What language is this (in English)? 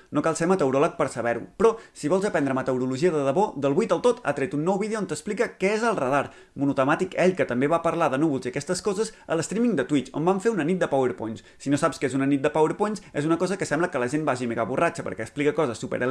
Catalan